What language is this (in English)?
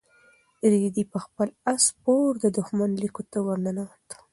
Pashto